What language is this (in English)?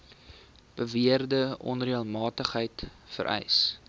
Afrikaans